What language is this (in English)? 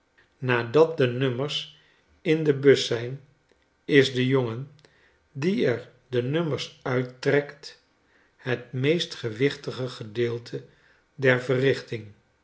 Dutch